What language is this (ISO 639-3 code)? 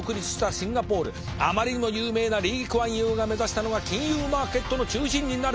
jpn